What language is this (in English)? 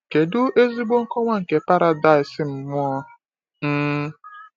Igbo